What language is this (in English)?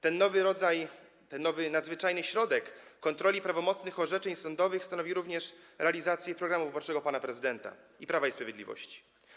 Polish